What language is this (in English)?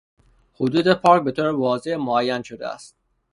Persian